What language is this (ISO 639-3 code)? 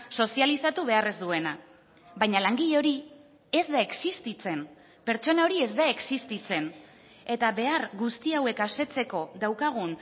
eus